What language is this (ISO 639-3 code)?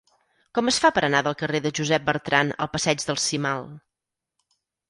cat